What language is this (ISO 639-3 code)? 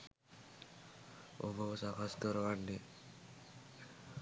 sin